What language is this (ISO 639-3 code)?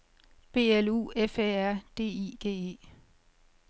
dan